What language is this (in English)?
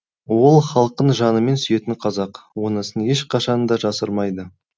Kazakh